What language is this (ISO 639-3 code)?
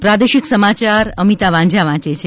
guj